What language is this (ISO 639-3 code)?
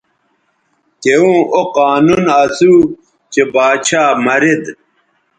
btv